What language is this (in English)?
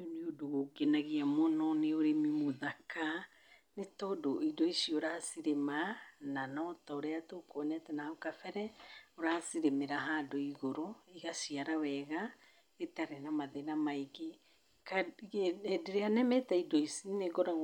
Kikuyu